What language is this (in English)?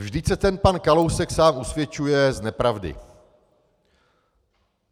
Czech